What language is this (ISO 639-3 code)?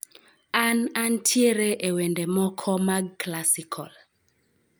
luo